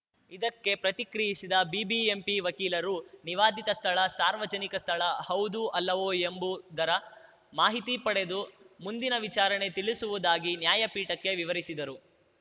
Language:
Kannada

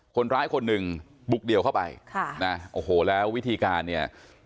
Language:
Thai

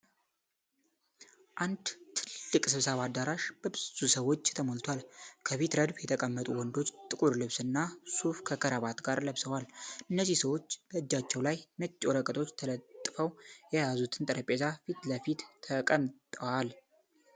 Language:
Amharic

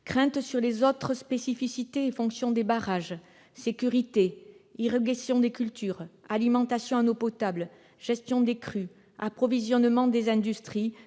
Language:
French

